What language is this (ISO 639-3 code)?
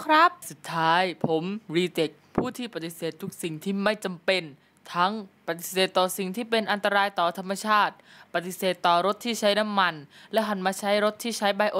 tha